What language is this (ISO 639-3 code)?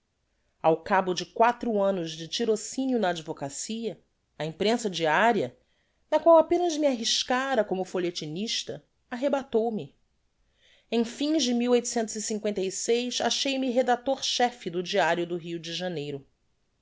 por